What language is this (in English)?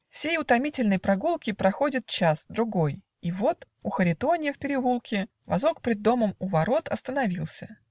Russian